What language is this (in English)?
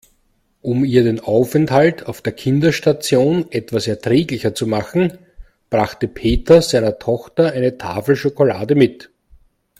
German